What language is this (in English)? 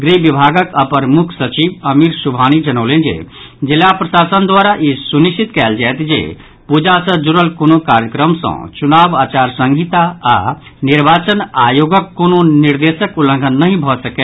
Maithili